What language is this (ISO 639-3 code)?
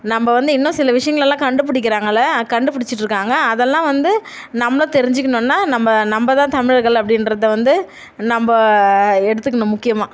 tam